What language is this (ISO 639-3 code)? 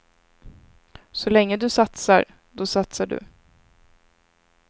swe